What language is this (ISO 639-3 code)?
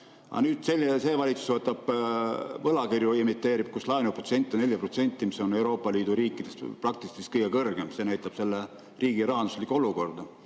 est